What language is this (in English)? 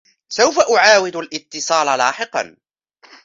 Arabic